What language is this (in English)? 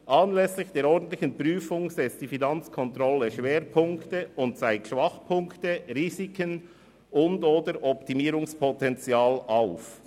Swiss German